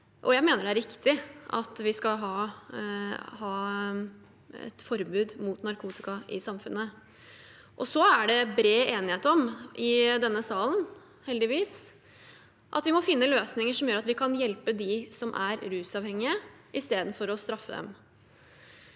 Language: Norwegian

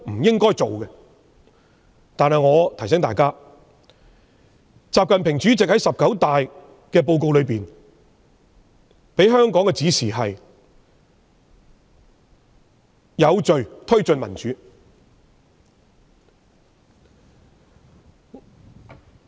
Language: Cantonese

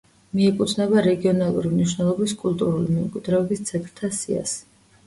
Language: Georgian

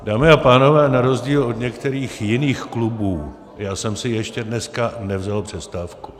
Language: Czech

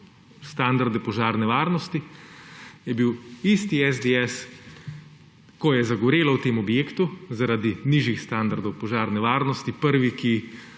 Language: Slovenian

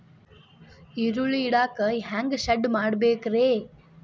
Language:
Kannada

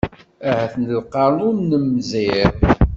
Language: Kabyle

